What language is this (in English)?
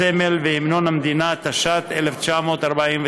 Hebrew